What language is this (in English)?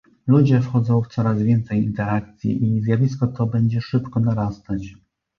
Polish